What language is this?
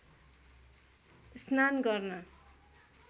Nepali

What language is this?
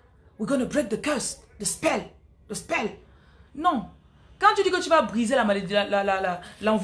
French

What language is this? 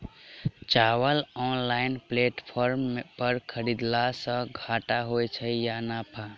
Maithili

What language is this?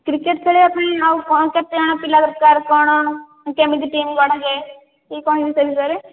Odia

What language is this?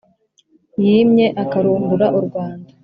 Kinyarwanda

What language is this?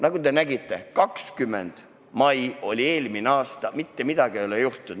Estonian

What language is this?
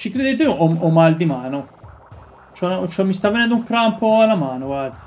Italian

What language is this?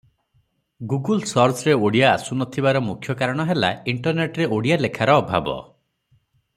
Odia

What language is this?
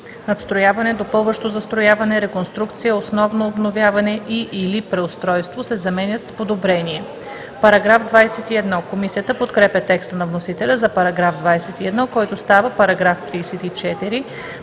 Bulgarian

